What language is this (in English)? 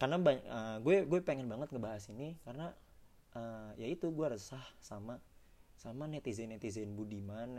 Indonesian